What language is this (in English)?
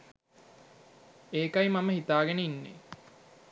Sinhala